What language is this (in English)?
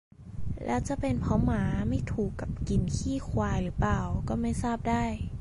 Thai